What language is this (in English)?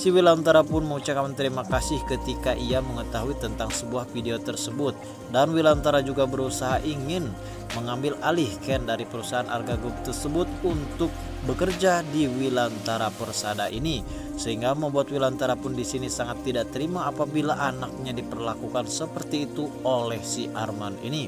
Indonesian